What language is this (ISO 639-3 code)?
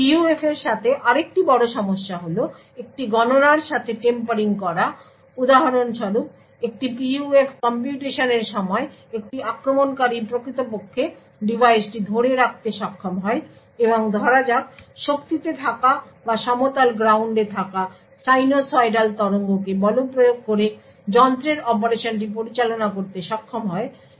ben